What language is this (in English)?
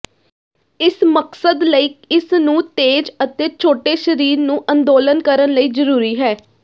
Punjabi